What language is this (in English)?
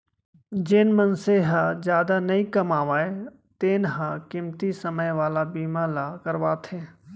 Chhattisgarhi